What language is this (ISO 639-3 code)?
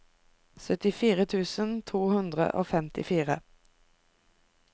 nor